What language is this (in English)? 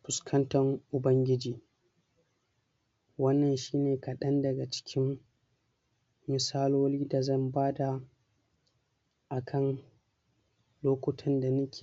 Hausa